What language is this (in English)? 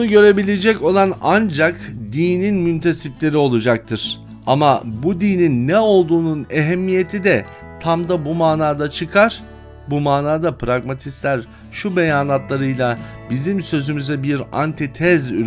Turkish